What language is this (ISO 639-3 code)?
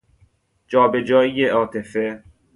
fas